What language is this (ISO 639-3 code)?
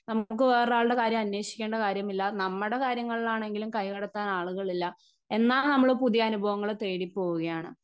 mal